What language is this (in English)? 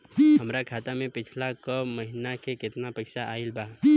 Bhojpuri